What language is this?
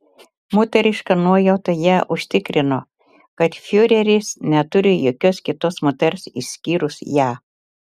Lithuanian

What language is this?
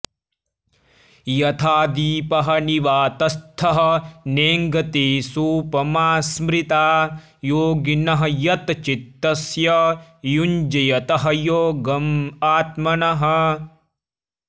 Sanskrit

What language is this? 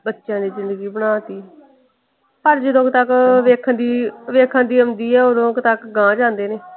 Punjabi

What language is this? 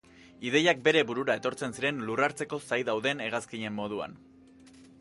Basque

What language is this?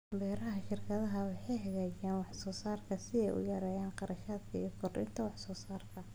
Somali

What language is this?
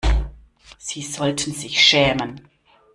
German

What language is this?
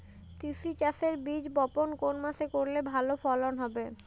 Bangla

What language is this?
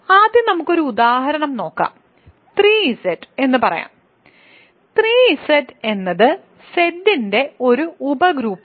Malayalam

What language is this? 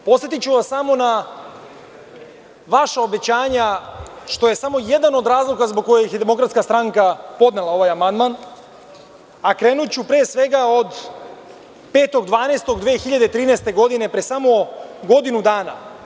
Serbian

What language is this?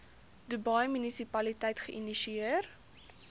Afrikaans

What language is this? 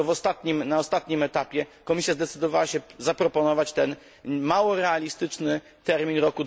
Polish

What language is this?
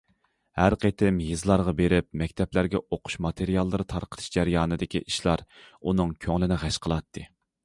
Uyghur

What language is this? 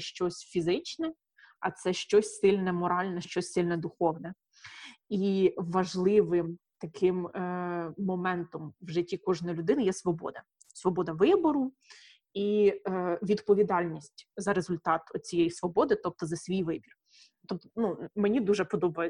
Ukrainian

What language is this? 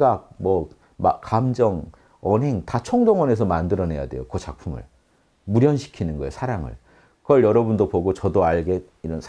Korean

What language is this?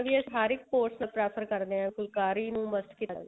Punjabi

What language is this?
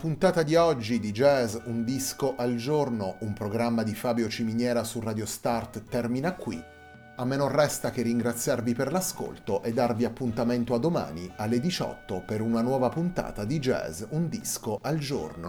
Italian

